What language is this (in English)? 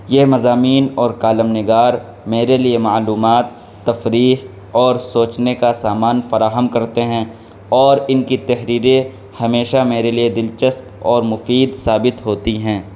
Urdu